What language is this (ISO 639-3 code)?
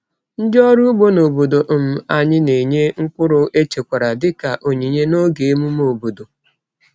ibo